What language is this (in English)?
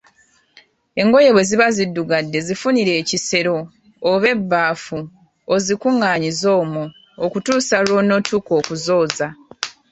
Ganda